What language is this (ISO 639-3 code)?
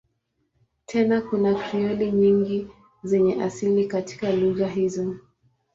swa